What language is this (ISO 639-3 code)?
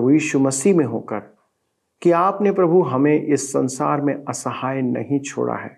hin